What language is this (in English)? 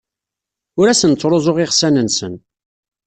Kabyle